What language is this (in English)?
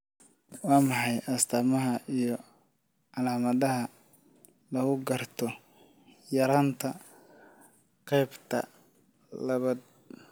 Somali